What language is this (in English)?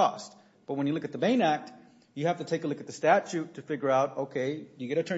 English